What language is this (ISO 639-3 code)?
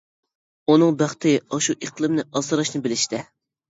uig